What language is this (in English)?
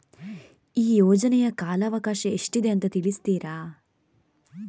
Kannada